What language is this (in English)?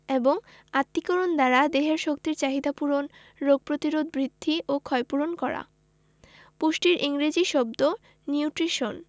Bangla